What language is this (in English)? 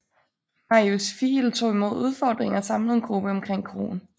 Danish